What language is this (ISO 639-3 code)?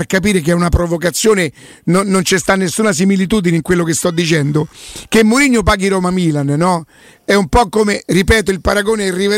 ita